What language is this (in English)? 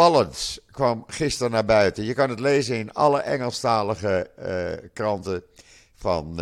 Dutch